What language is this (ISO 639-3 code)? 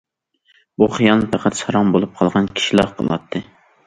uig